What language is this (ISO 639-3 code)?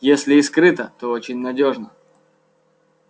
rus